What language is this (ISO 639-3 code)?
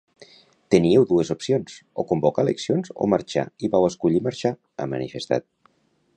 cat